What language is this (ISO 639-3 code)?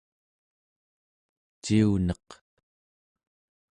esu